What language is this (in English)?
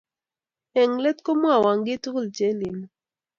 Kalenjin